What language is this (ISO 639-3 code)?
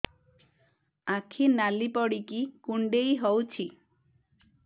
ori